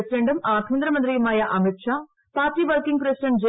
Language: Malayalam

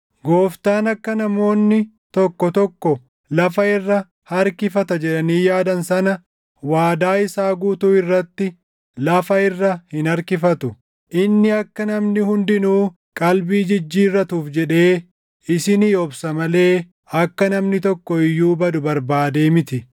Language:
Oromo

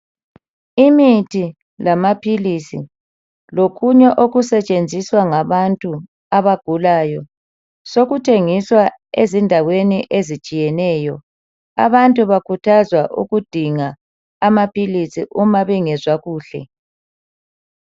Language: North Ndebele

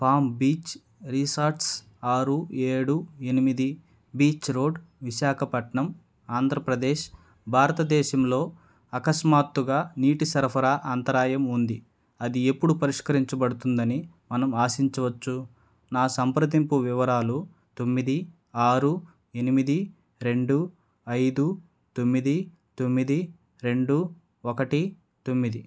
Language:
Telugu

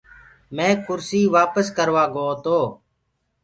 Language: Gurgula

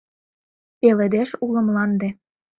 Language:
Mari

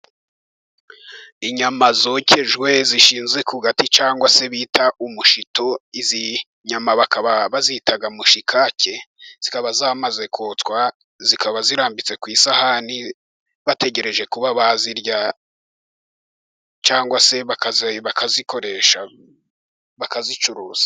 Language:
Kinyarwanda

